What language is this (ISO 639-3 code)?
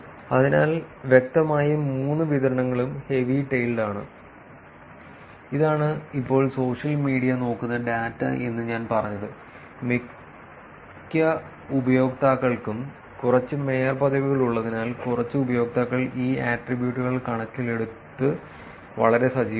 mal